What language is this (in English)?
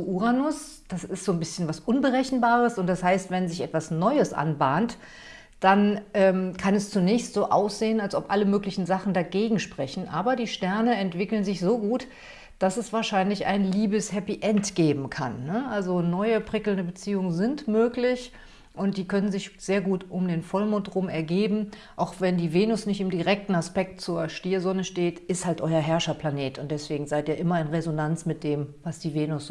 German